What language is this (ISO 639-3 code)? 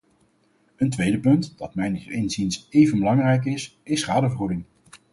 nld